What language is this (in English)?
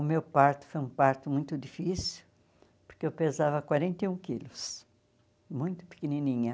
Portuguese